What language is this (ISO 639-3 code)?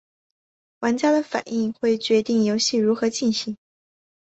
zho